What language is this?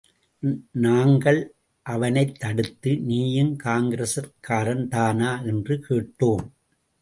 Tamil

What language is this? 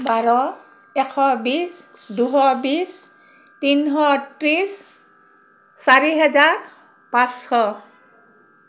Assamese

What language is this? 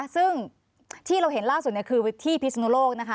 Thai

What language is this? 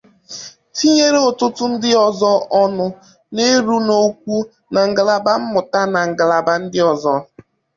Igbo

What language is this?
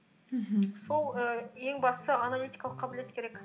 Kazakh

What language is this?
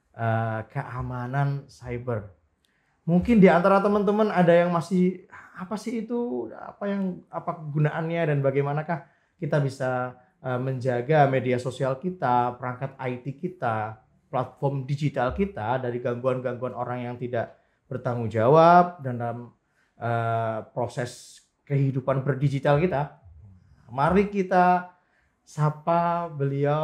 Indonesian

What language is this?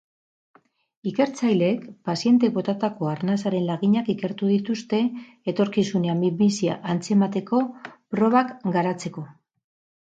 Basque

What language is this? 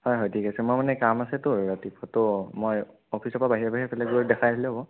Assamese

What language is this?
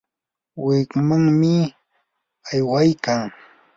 Yanahuanca Pasco Quechua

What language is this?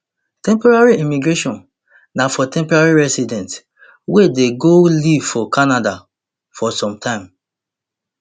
Nigerian Pidgin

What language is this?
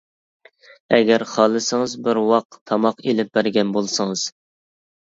Uyghur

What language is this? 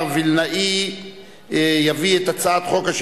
Hebrew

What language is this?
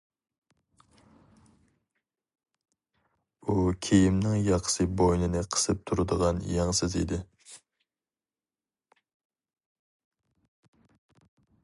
Uyghur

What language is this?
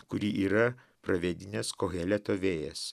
Lithuanian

